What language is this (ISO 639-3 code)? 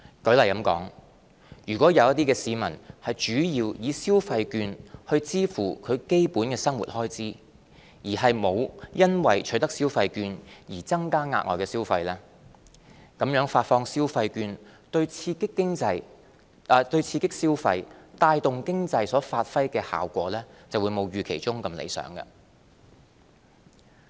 yue